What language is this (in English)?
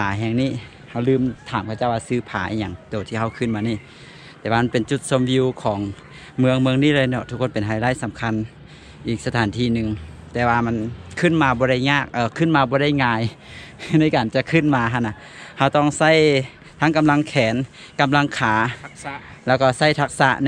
Thai